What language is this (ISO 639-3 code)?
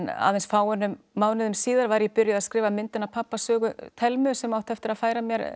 isl